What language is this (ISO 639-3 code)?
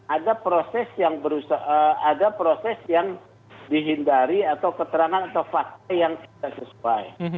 ind